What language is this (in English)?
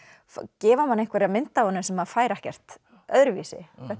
Icelandic